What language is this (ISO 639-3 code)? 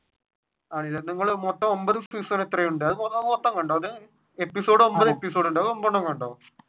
mal